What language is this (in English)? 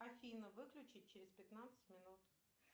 Russian